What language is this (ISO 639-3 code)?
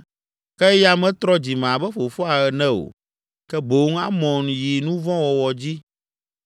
ewe